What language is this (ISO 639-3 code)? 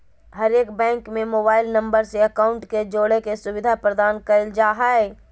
mag